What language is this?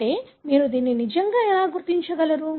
Telugu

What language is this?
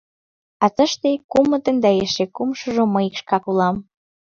Mari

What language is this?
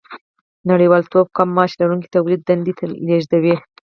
Pashto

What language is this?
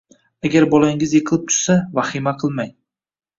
Uzbek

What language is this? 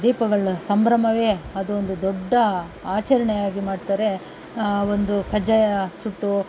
Kannada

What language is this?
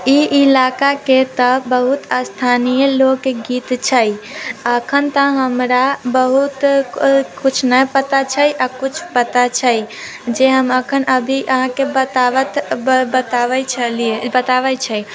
Maithili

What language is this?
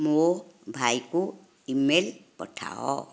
Odia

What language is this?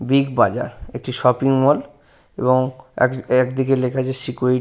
Bangla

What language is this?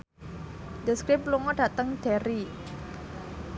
Javanese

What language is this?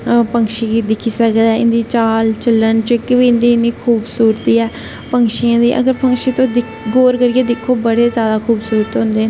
Dogri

